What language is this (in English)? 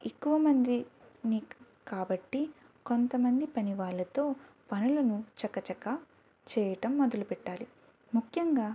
Telugu